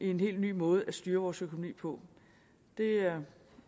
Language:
Danish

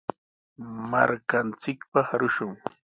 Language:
Sihuas Ancash Quechua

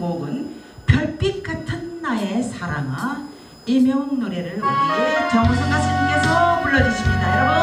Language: Korean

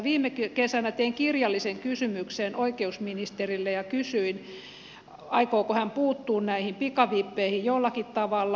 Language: Finnish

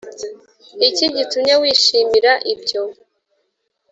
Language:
Kinyarwanda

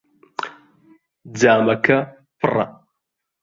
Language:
Central Kurdish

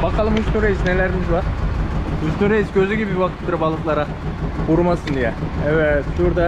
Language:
Turkish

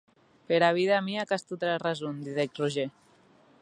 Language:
Occitan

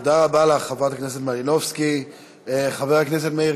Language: Hebrew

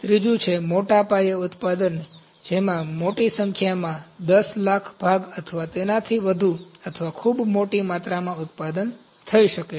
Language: Gujarati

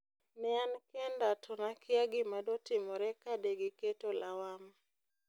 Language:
Luo (Kenya and Tanzania)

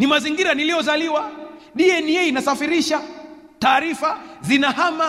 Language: Swahili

